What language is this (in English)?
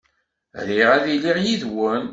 Kabyle